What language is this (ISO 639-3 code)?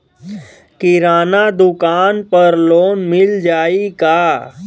bho